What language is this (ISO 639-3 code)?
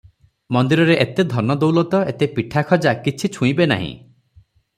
ori